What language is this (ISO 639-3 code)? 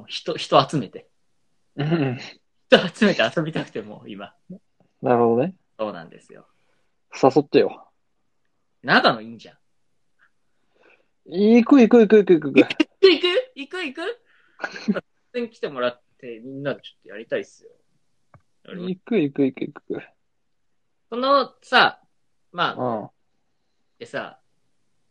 jpn